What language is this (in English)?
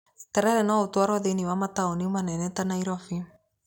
Kikuyu